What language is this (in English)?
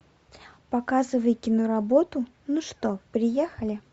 Russian